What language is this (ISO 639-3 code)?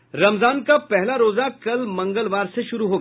hin